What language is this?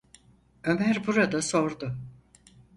Turkish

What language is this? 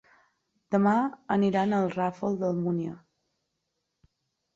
Catalan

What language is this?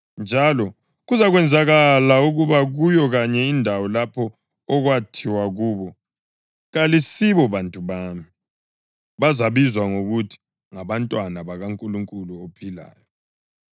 North Ndebele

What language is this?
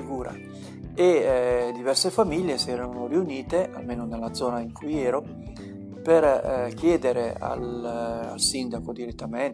Italian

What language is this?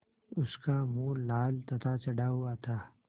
Hindi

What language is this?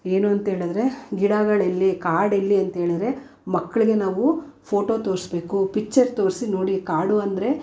Kannada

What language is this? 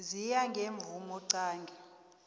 South Ndebele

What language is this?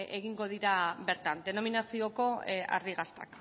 Basque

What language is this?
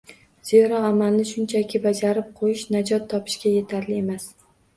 Uzbek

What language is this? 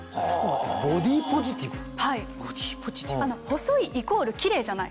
Japanese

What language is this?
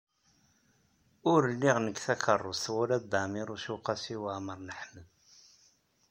Kabyle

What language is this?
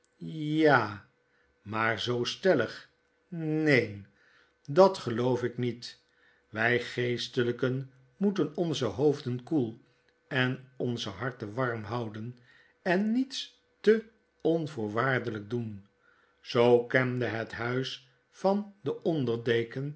Dutch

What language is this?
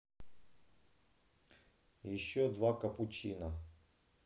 Russian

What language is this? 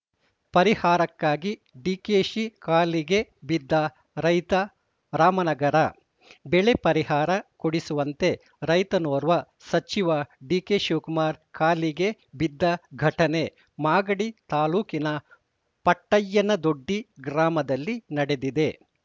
Kannada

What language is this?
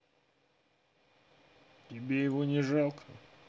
Russian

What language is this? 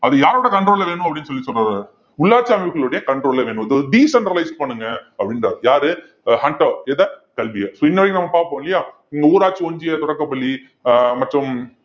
Tamil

